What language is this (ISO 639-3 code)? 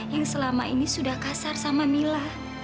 ind